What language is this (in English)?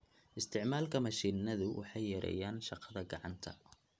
Somali